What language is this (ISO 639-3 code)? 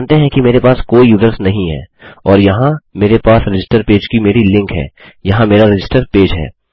hin